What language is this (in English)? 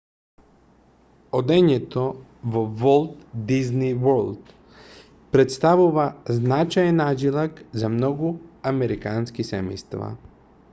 Macedonian